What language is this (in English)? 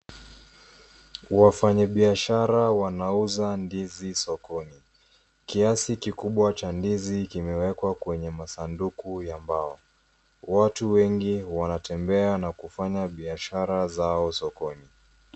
Swahili